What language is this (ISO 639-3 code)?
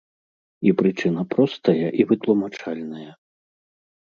bel